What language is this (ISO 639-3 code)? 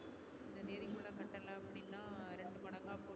tam